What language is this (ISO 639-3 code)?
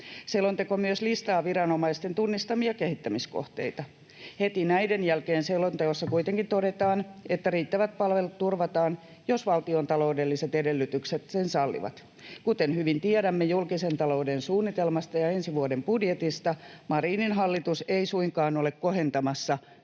fin